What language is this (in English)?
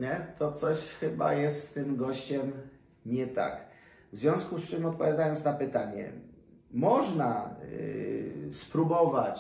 Polish